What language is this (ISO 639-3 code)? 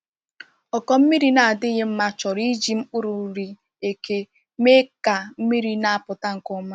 ibo